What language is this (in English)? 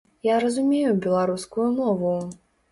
Belarusian